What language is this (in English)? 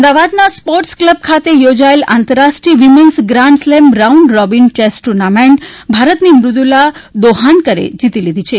Gujarati